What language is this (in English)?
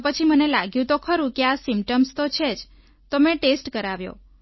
Gujarati